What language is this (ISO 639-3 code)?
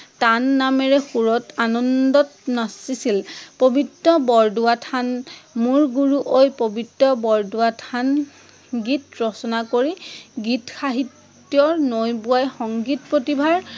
asm